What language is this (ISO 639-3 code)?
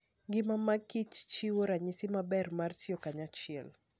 luo